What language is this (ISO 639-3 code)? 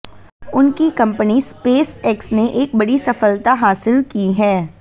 hin